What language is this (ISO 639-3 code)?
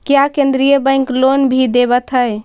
mag